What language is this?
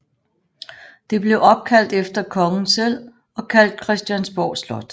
Danish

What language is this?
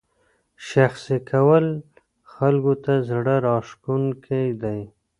Pashto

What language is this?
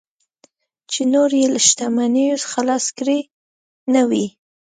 Pashto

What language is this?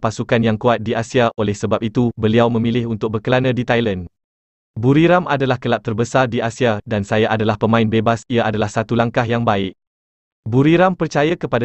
Malay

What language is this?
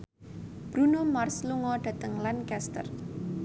Javanese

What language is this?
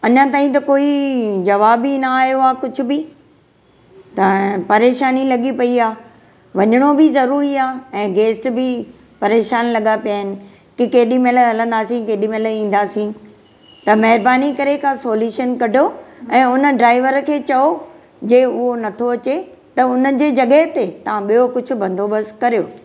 Sindhi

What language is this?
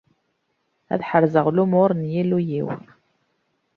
Kabyle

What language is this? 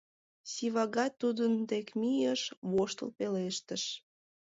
Mari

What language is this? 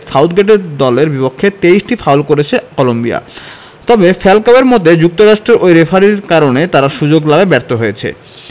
Bangla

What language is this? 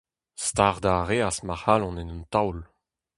Breton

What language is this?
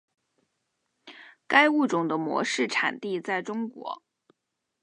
Chinese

